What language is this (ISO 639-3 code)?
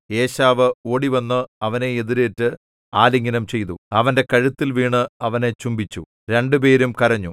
mal